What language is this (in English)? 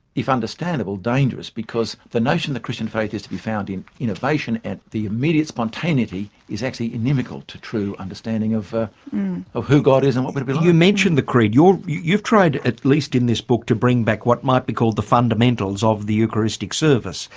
English